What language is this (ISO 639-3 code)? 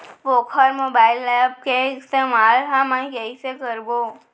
hne